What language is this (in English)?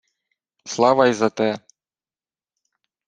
Ukrainian